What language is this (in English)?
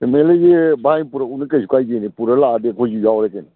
Manipuri